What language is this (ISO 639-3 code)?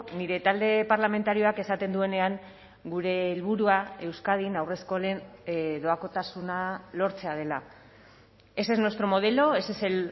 eus